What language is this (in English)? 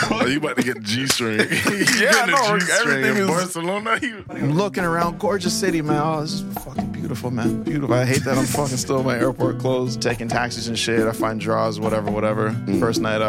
English